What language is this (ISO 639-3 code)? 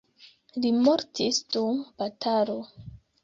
epo